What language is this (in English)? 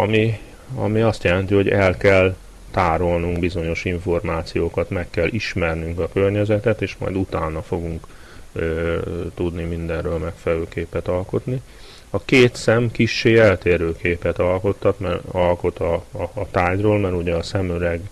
Hungarian